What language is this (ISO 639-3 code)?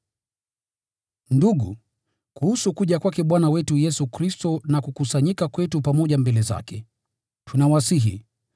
swa